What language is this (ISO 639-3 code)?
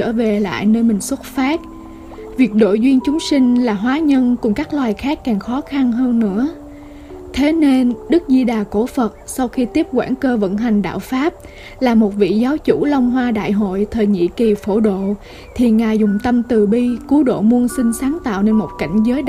vie